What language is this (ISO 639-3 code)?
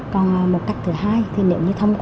vie